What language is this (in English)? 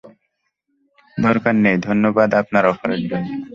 Bangla